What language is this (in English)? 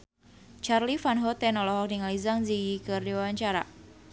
Sundanese